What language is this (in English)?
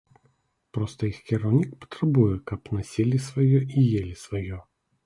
Belarusian